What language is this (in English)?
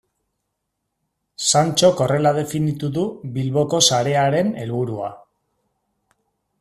Basque